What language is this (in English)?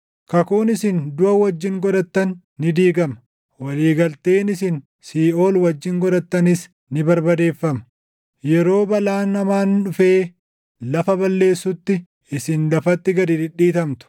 Oromo